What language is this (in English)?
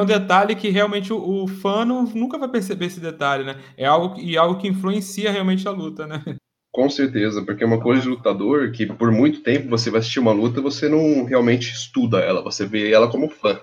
Portuguese